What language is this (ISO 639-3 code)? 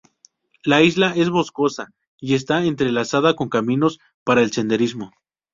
spa